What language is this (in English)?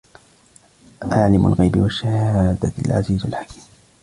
Arabic